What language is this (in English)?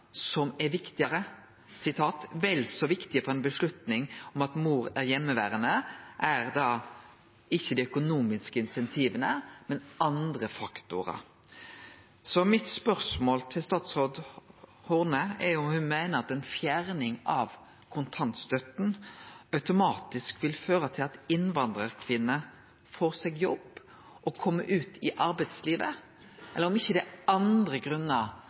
Norwegian Nynorsk